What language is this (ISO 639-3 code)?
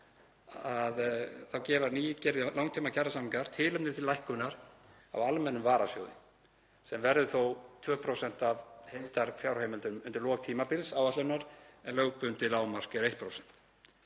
isl